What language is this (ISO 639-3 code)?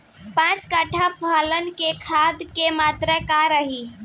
bho